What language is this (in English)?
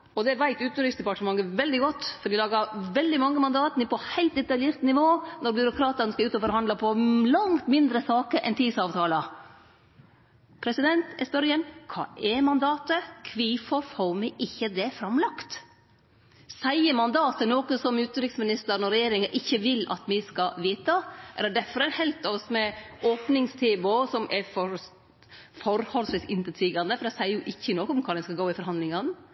Norwegian Nynorsk